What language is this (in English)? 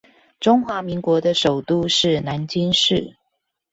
Chinese